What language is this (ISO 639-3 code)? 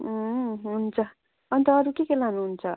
nep